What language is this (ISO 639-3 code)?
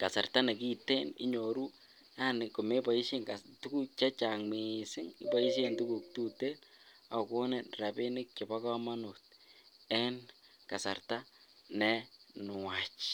kln